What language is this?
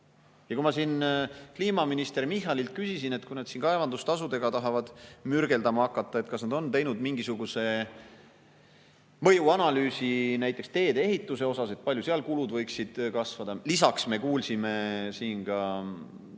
Estonian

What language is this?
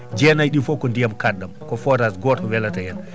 Fula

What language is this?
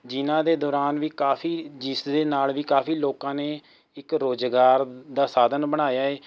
Punjabi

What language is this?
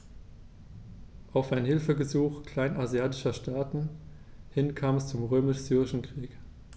German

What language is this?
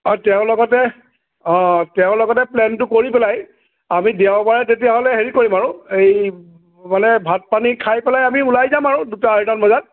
Assamese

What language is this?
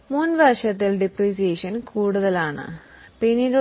Malayalam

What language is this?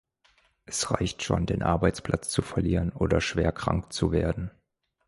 German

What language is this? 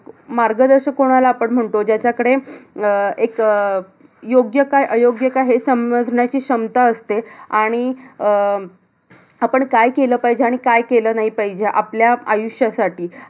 Marathi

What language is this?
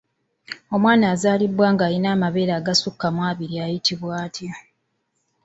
Ganda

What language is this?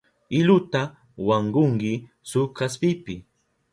Southern Pastaza Quechua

